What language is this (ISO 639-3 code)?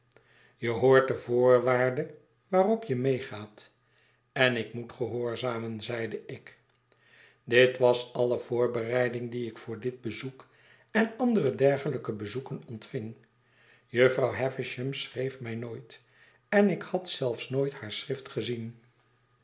nld